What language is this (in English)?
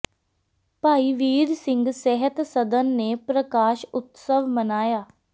Punjabi